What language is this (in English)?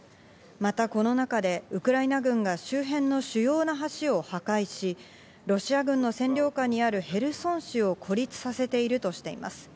Japanese